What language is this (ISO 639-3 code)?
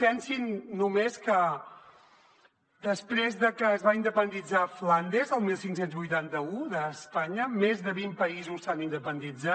cat